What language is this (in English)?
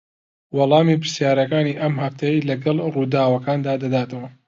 Central Kurdish